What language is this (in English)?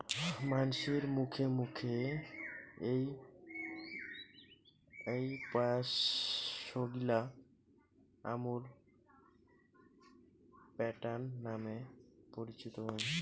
Bangla